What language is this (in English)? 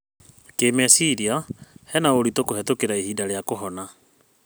Kikuyu